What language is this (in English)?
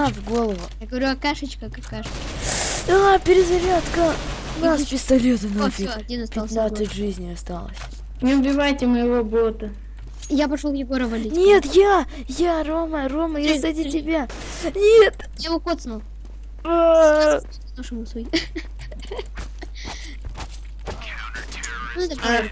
Russian